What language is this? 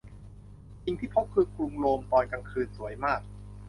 Thai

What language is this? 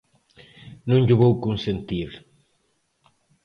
Galician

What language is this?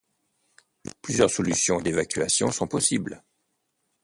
French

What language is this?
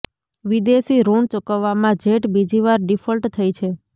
Gujarati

